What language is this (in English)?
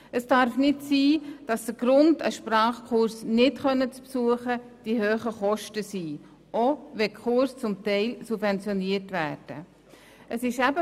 Swiss German